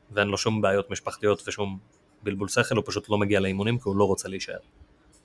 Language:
Hebrew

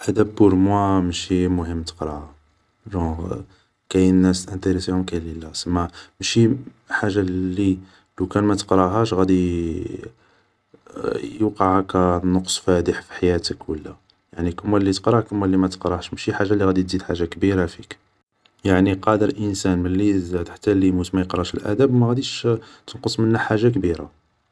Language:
Algerian Arabic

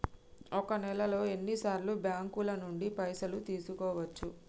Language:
Telugu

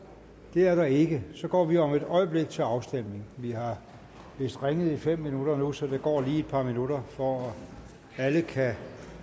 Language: Danish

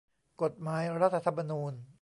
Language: Thai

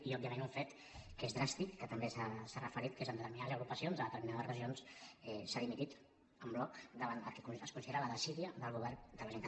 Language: Catalan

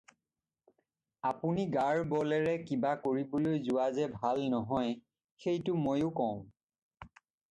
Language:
Assamese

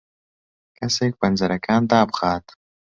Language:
Central Kurdish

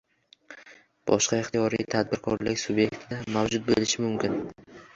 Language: Uzbek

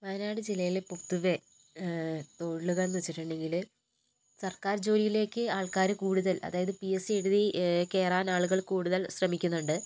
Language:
Malayalam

